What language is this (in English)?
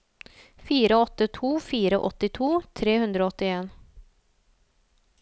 Norwegian